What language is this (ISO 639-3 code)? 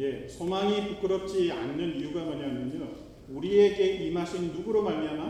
kor